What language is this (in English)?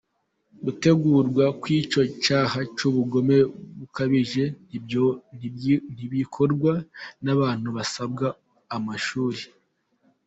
Kinyarwanda